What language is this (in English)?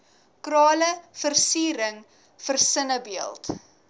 Afrikaans